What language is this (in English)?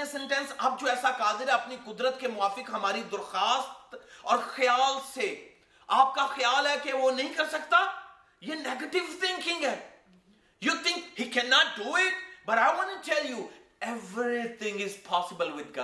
Urdu